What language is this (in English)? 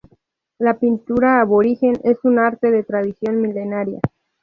Spanish